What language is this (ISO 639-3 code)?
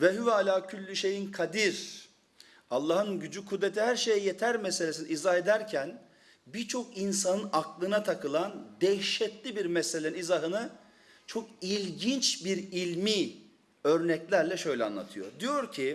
tur